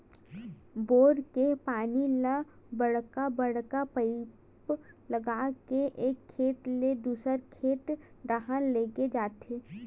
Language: Chhattisgarhi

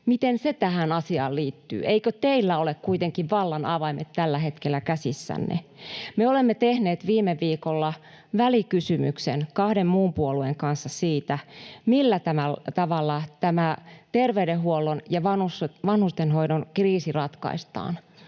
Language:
Finnish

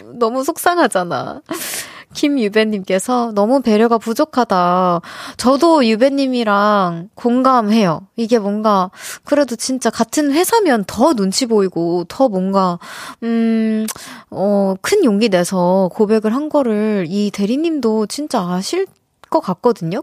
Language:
Korean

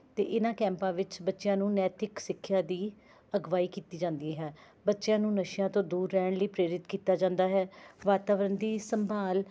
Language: Punjabi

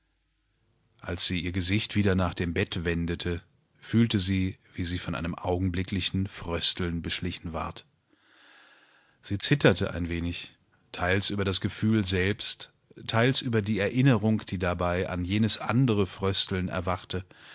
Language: German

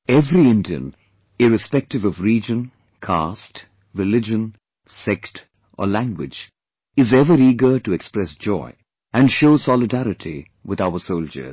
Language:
English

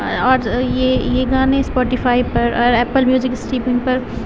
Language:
Urdu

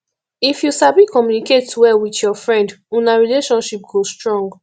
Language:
Nigerian Pidgin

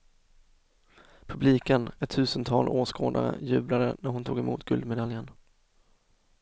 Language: Swedish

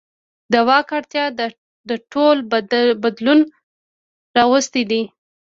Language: Pashto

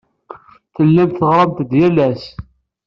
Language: Kabyle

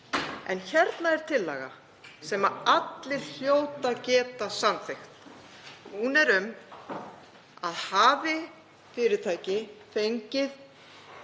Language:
Icelandic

